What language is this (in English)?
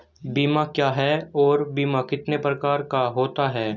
Hindi